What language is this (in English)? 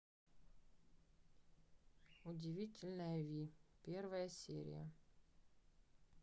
Russian